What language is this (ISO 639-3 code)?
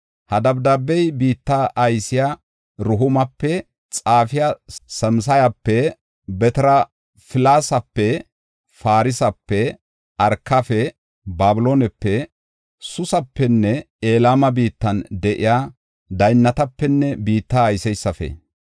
gof